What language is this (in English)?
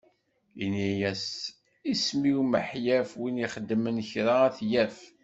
Kabyle